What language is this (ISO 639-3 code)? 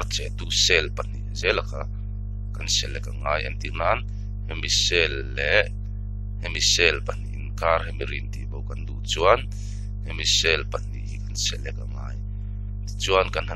ron